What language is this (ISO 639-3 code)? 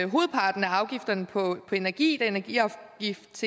dan